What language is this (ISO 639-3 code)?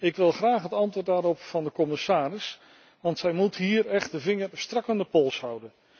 nld